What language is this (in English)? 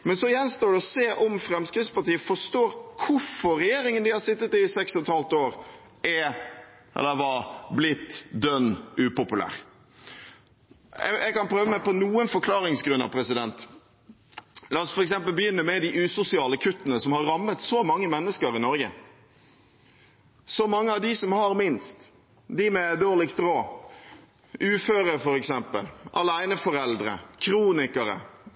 Norwegian Bokmål